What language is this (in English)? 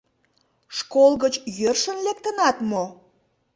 Mari